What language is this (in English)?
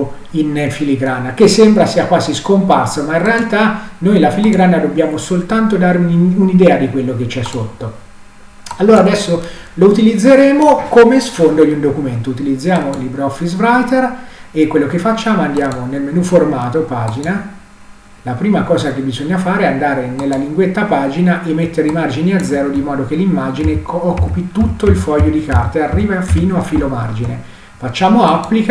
Italian